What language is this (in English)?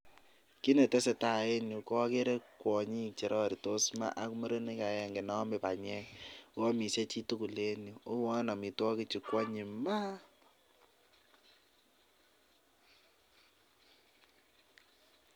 Kalenjin